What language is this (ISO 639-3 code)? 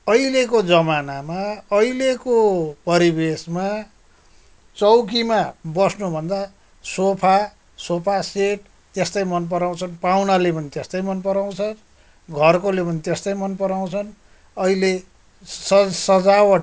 nep